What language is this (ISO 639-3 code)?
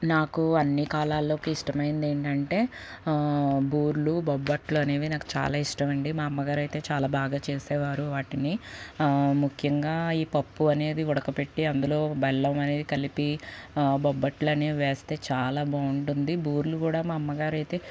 tel